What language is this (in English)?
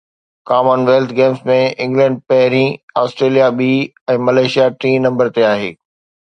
Sindhi